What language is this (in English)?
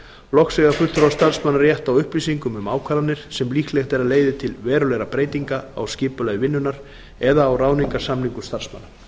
Icelandic